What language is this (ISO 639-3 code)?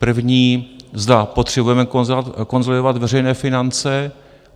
ces